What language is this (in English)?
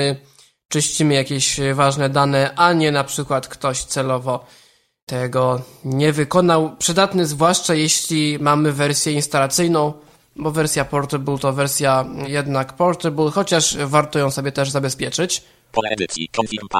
Polish